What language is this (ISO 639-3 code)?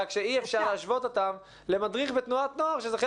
heb